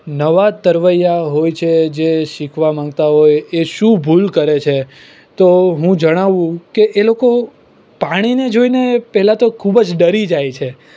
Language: Gujarati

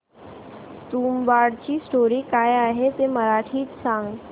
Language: Marathi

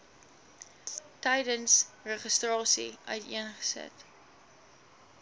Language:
Afrikaans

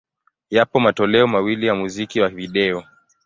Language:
Swahili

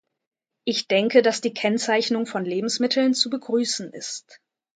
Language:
German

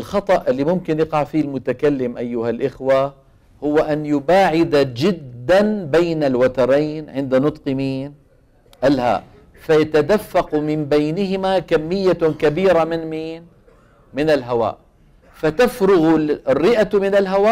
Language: Arabic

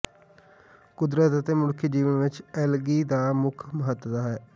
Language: Punjabi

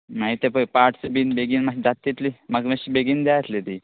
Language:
Konkani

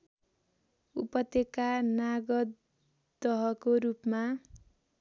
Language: Nepali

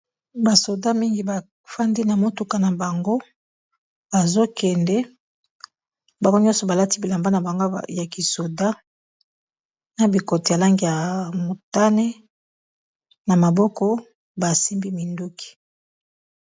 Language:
Lingala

